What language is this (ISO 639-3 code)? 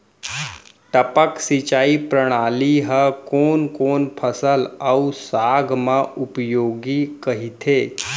hne